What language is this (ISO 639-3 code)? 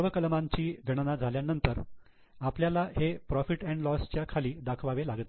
mar